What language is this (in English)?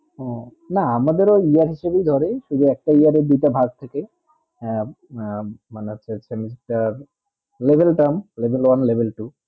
Bangla